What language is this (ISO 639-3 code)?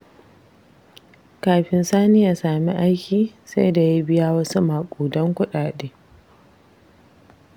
hau